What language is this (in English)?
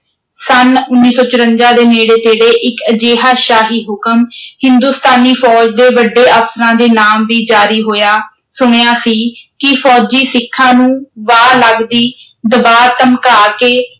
Punjabi